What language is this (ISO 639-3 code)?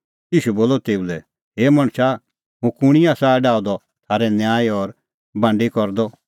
kfx